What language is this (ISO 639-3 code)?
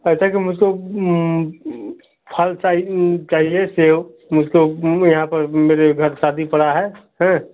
hin